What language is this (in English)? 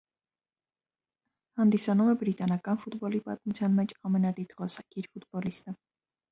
Armenian